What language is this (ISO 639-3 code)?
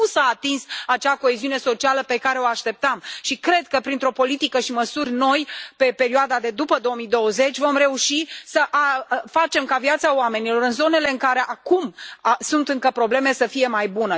ron